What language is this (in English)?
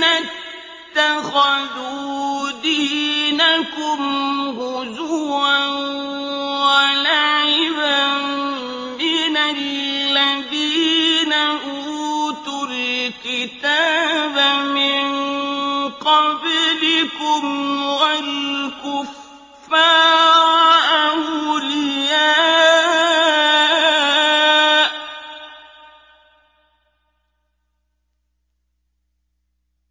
Arabic